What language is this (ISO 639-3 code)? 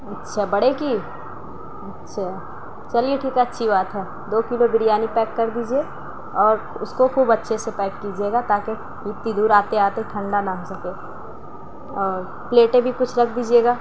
urd